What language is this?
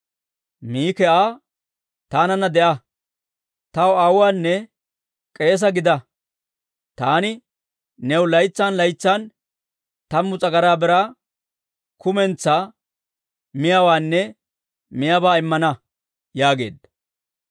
Dawro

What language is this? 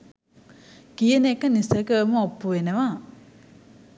Sinhala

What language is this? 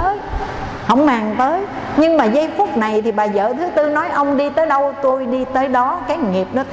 Vietnamese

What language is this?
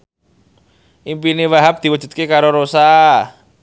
Javanese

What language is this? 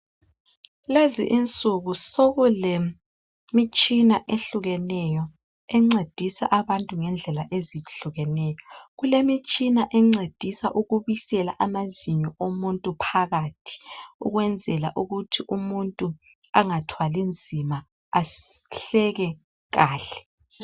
North Ndebele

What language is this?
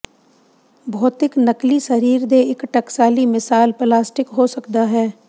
Punjabi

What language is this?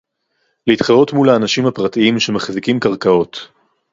Hebrew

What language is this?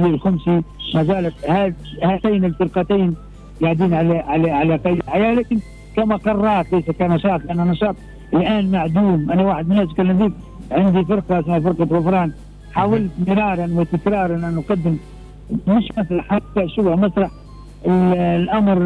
Arabic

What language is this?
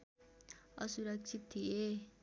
Nepali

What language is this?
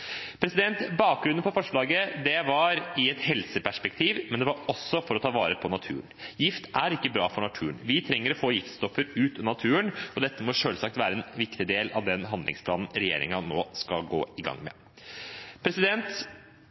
Norwegian Bokmål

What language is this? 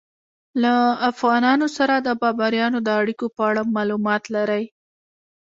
Pashto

